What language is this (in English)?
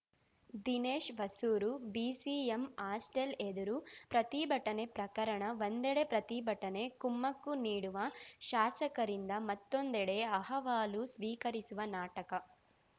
Kannada